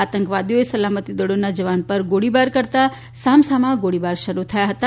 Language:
Gujarati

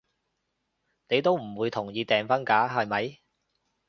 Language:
Cantonese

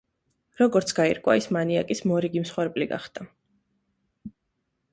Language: Georgian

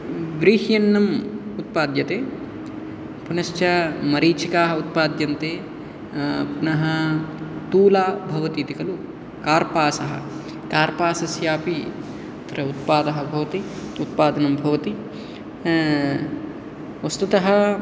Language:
Sanskrit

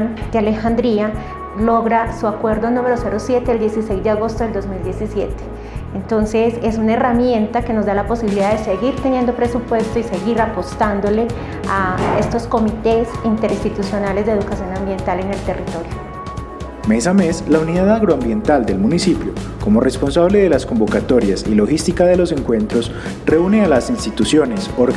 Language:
Spanish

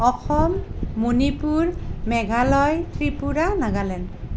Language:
Assamese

